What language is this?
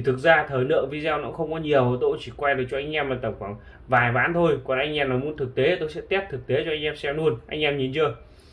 Vietnamese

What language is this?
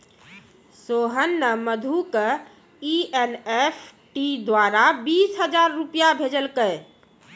Maithili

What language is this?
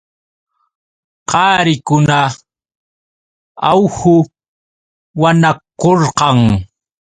Yauyos Quechua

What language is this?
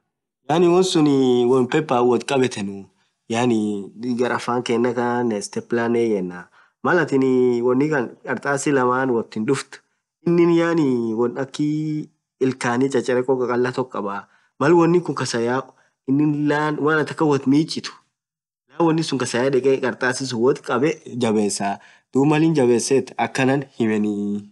Orma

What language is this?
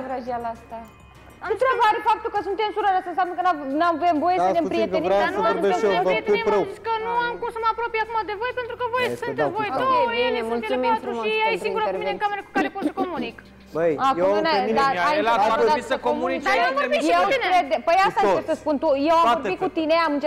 Romanian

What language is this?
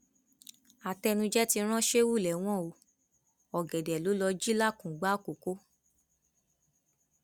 Yoruba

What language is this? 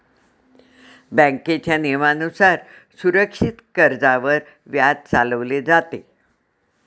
Marathi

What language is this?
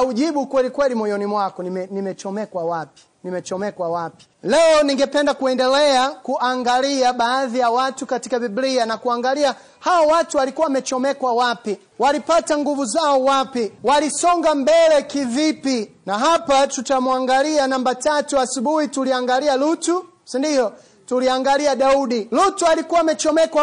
Swahili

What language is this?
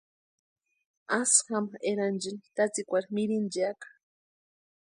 Western Highland Purepecha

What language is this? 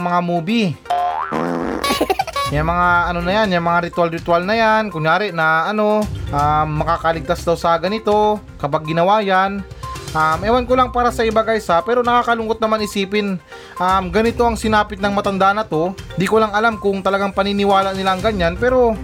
Filipino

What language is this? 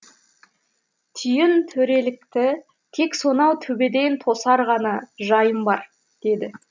Kazakh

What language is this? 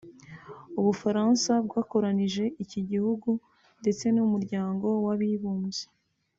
Kinyarwanda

